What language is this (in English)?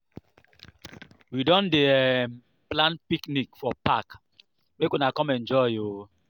Nigerian Pidgin